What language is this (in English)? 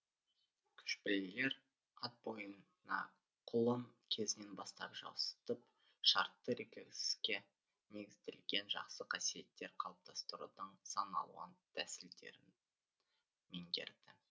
Kazakh